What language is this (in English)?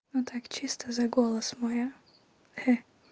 Russian